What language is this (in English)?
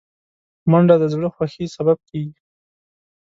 Pashto